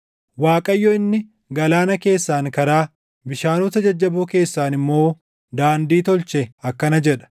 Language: Oromo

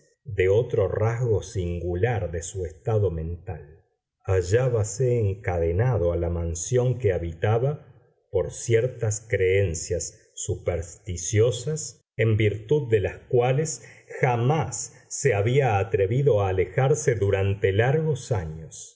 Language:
Spanish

